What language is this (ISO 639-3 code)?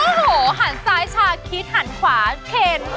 tha